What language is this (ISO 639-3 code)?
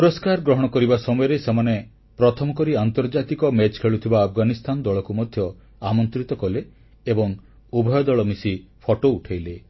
ori